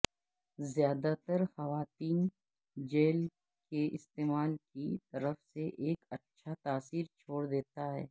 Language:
Urdu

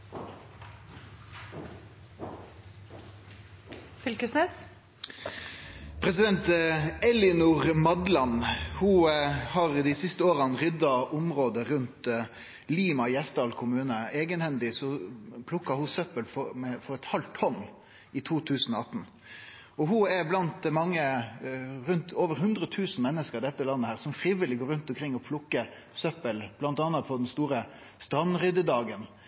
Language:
Norwegian Nynorsk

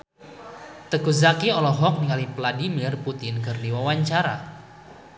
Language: Sundanese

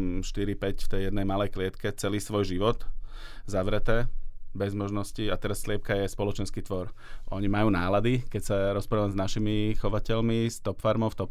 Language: Slovak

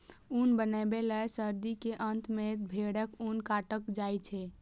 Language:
Maithili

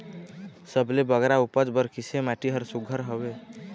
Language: Chhattisgarhi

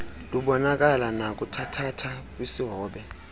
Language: Xhosa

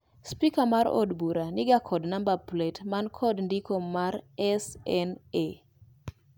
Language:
Luo (Kenya and Tanzania)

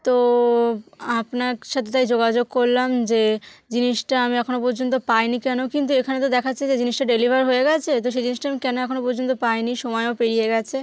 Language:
Bangla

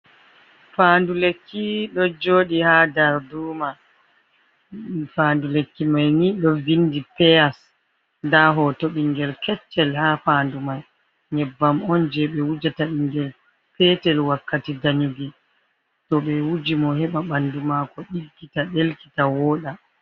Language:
Fula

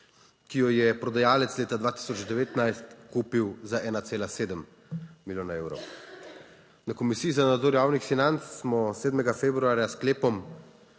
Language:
Slovenian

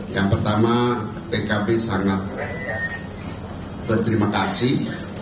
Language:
Indonesian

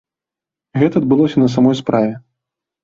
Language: Belarusian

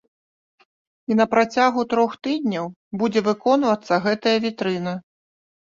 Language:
Belarusian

